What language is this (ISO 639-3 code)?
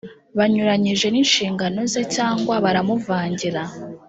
kin